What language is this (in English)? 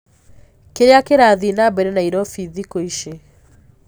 Kikuyu